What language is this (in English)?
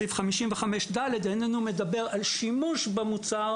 Hebrew